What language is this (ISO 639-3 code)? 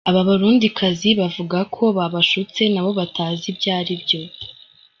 kin